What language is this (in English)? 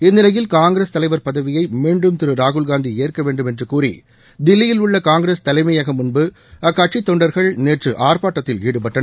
Tamil